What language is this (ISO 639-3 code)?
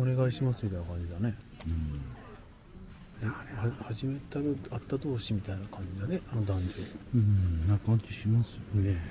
jpn